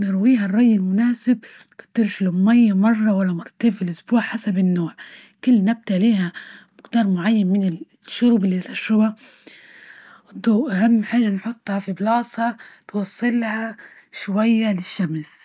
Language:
Libyan Arabic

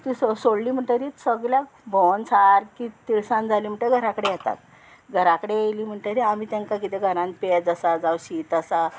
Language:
Konkani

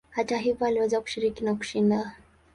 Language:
Swahili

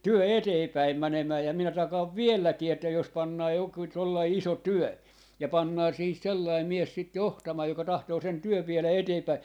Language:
Finnish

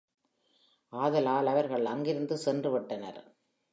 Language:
Tamil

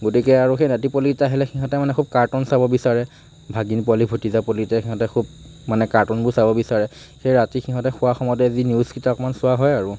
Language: Assamese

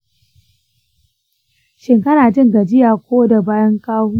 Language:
Hausa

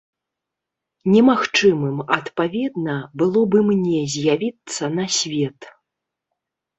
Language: Belarusian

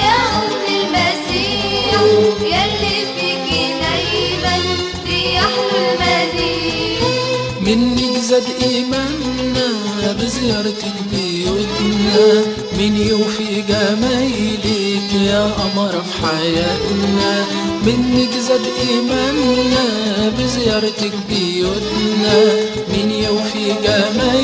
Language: Arabic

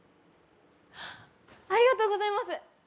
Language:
Japanese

